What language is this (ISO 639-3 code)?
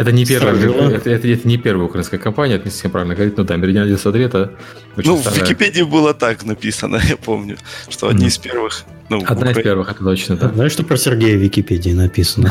rus